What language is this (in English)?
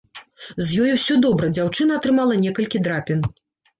Belarusian